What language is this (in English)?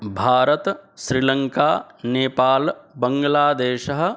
Sanskrit